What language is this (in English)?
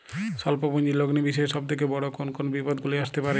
Bangla